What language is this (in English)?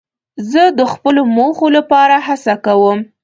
Pashto